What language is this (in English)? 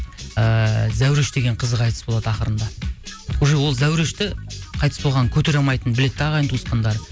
Kazakh